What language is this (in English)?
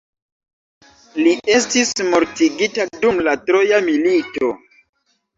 Esperanto